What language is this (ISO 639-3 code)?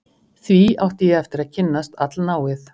isl